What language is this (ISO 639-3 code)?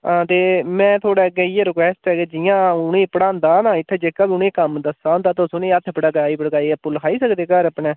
doi